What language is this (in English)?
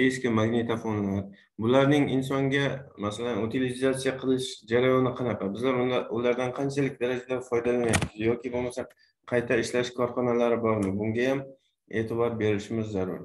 Turkish